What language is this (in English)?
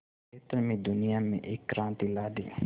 Hindi